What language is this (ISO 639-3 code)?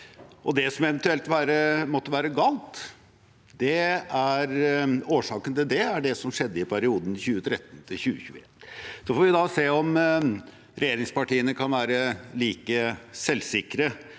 nor